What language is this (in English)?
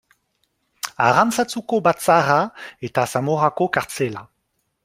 Basque